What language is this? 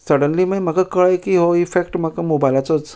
Konkani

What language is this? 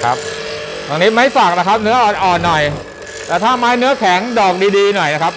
Thai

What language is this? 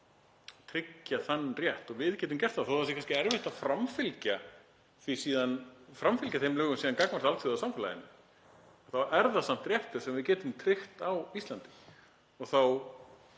Icelandic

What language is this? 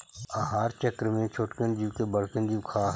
Magahi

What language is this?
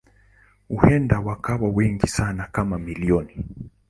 Swahili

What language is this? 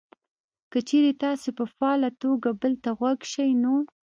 Pashto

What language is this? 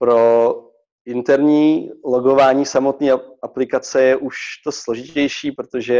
Czech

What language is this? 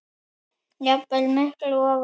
Icelandic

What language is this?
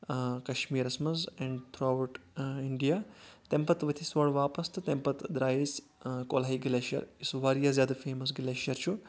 Kashmiri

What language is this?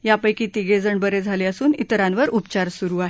Marathi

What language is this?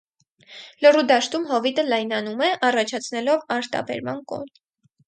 Armenian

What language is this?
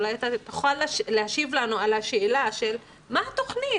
Hebrew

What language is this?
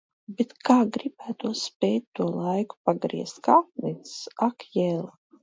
Latvian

